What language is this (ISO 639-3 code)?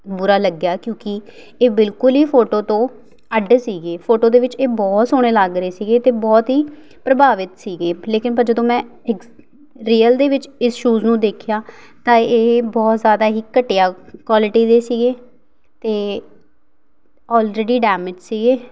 pan